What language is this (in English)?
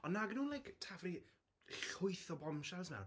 Welsh